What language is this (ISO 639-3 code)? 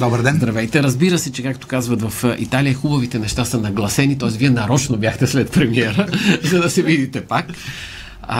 bul